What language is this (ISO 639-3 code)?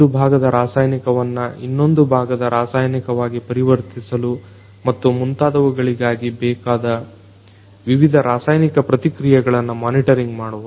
kan